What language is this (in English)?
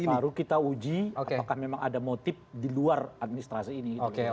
Indonesian